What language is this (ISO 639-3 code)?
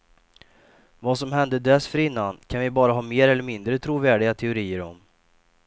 swe